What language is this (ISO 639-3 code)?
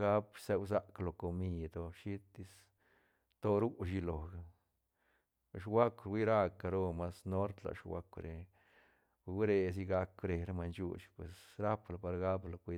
ztn